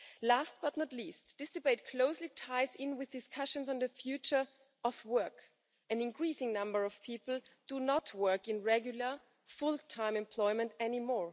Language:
English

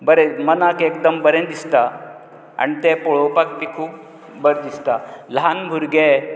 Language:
Konkani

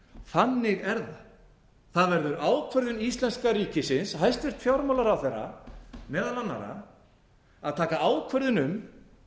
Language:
Icelandic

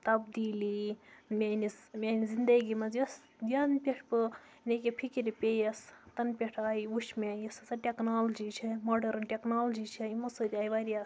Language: Kashmiri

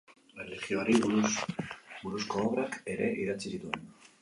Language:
Basque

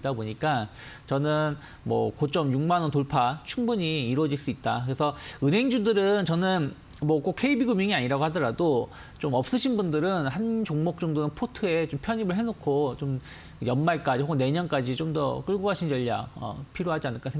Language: Korean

